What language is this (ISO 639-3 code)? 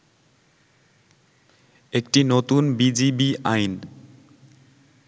ben